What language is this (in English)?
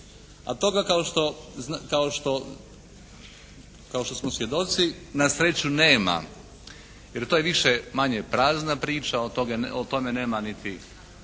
Croatian